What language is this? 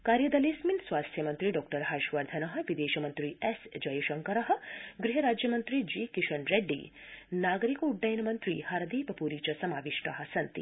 Sanskrit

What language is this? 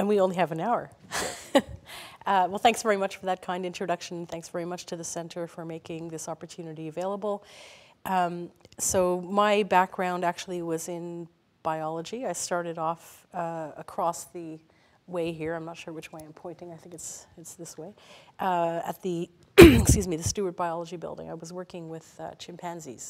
English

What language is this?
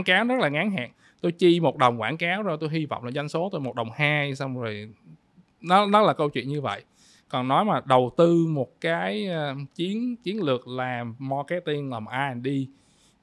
Vietnamese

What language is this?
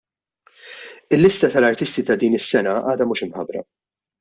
Maltese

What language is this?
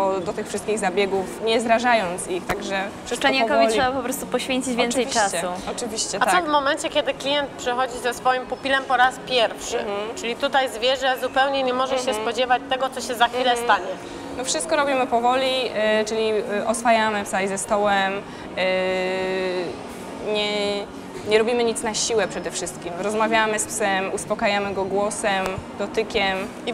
Polish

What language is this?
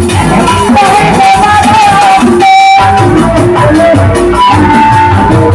Indonesian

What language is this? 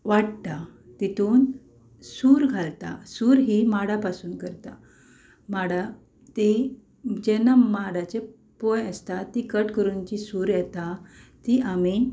Konkani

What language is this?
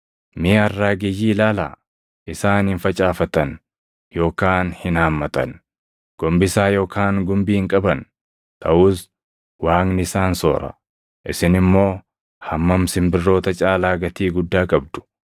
Oromo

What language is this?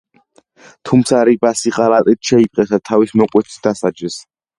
Georgian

